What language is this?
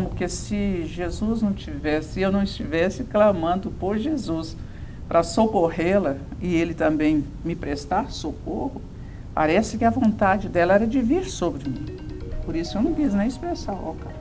Portuguese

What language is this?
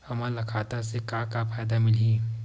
Chhattisgarhi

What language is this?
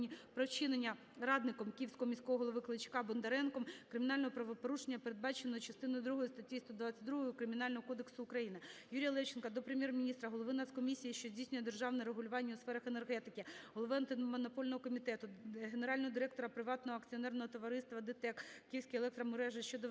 Ukrainian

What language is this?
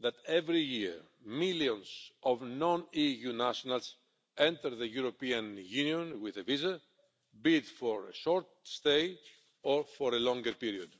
English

